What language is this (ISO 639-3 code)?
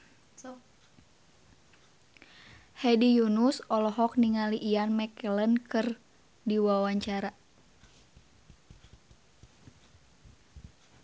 sun